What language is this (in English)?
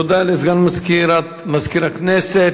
Hebrew